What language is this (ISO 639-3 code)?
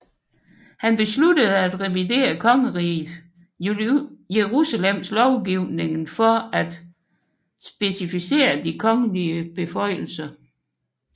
dan